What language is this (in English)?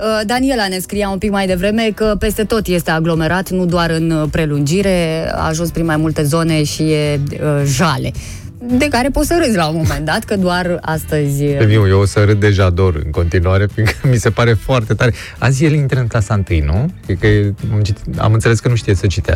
Romanian